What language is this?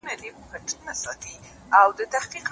Pashto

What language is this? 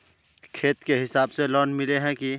Magahi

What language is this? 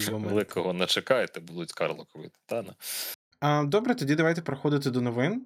Ukrainian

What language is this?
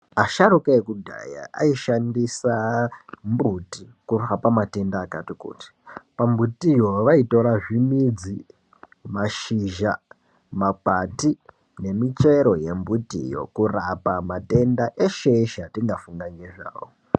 Ndau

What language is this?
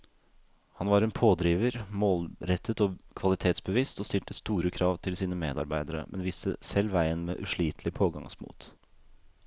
Norwegian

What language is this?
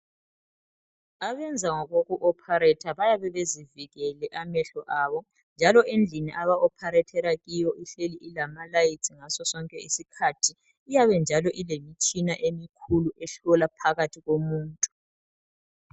North Ndebele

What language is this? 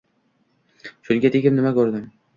Uzbek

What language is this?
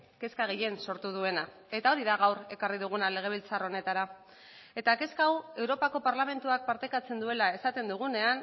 Basque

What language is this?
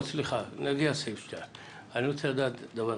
Hebrew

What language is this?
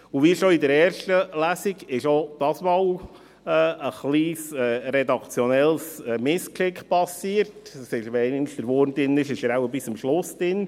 Swiss German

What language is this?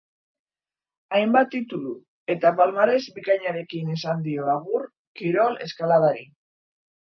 Basque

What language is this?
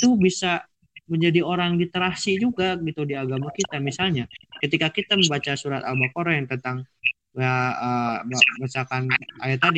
Indonesian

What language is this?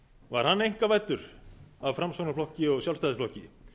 Icelandic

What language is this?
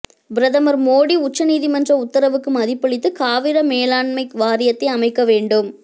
Tamil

